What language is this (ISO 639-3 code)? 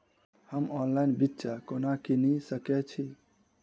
mai